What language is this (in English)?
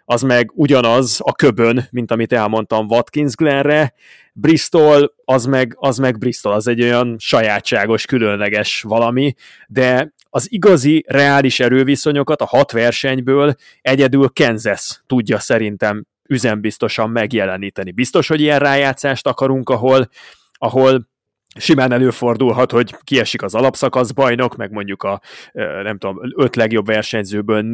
Hungarian